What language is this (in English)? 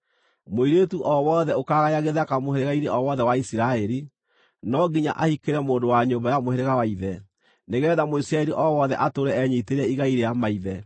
Kikuyu